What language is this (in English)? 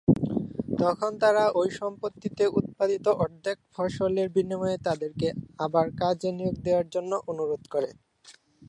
Bangla